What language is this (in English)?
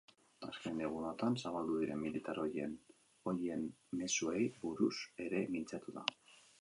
Basque